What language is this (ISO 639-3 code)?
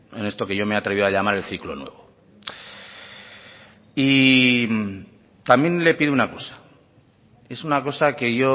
spa